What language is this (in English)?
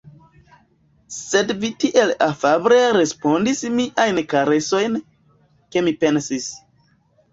Esperanto